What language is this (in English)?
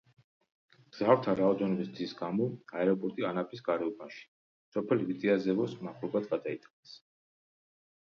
Georgian